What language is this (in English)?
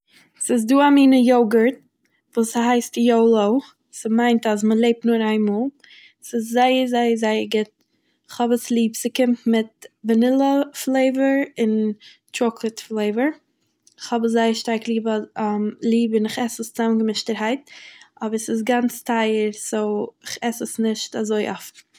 Yiddish